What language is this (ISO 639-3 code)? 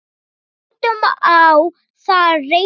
isl